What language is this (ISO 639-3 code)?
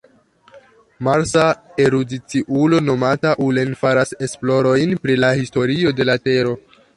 epo